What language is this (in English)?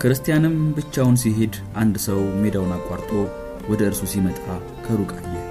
Amharic